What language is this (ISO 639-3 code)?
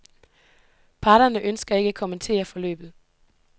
dan